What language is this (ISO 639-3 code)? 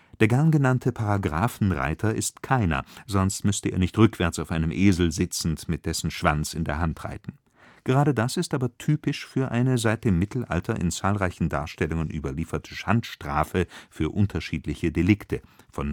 deu